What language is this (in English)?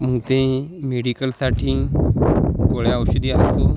Marathi